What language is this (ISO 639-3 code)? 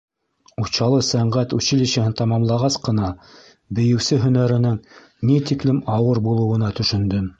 bak